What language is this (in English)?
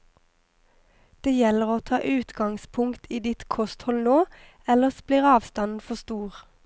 Norwegian